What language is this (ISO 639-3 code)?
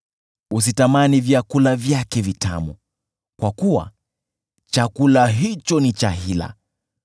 swa